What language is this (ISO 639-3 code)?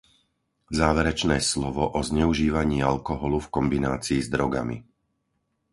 slk